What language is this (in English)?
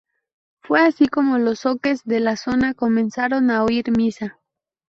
Spanish